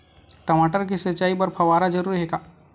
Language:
Chhattisgarhi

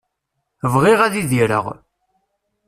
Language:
Kabyle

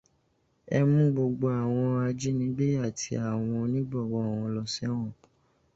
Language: Yoruba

